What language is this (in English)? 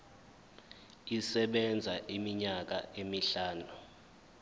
Zulu